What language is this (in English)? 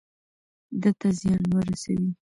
Pashto